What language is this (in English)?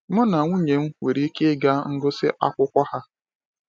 Igbo